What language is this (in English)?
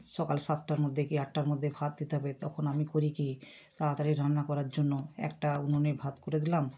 Bangla